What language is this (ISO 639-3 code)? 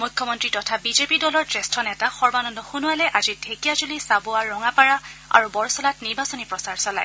asm